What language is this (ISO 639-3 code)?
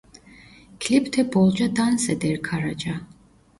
tur